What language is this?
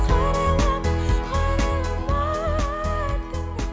Kazakh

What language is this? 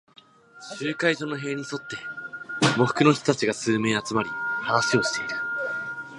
Japanese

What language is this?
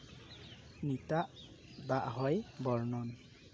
Santali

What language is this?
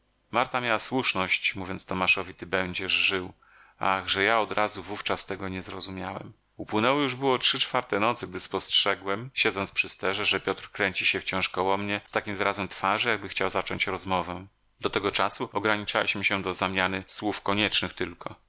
Polish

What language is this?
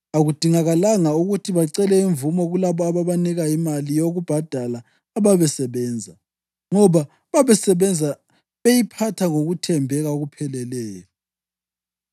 North Ndebele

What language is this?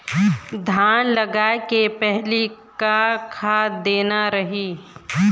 Chhattisgarhi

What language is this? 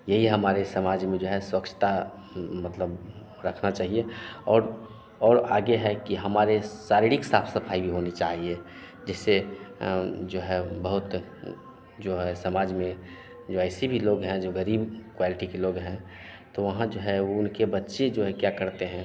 Hindi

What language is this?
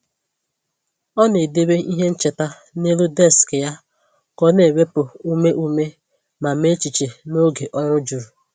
Igbo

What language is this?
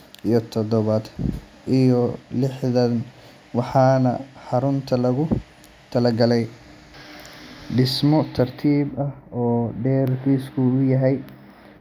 Somali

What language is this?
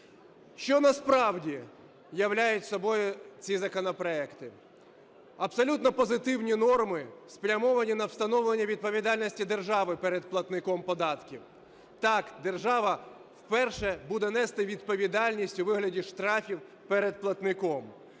Ukrainian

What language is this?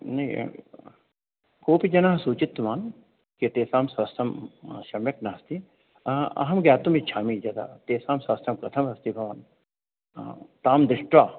Sanskrit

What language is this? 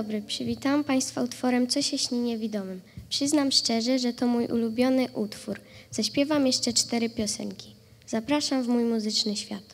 Polish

